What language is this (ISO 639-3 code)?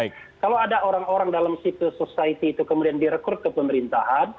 ind